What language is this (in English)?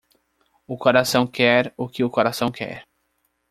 Portuguese